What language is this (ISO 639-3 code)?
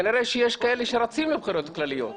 heb